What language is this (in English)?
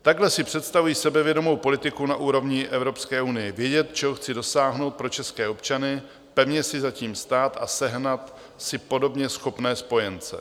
Czech